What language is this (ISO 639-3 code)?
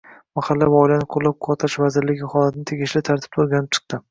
uzb